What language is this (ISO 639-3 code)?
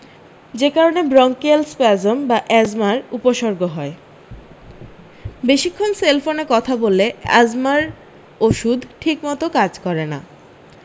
ben